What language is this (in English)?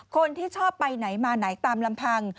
Thai